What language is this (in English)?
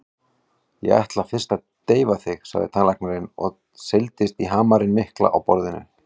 Icelandic